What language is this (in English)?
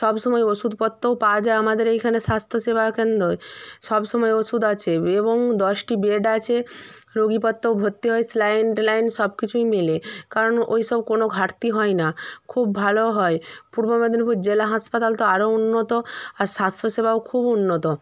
Bangla